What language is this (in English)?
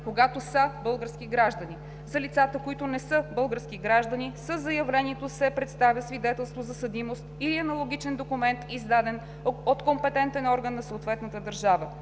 Bulgarian